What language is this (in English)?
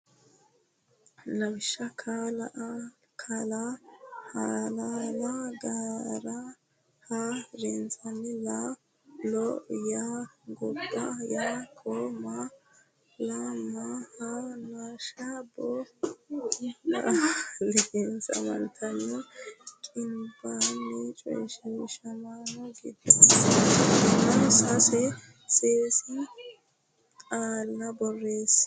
Sidamo